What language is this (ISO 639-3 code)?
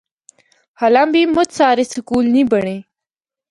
hno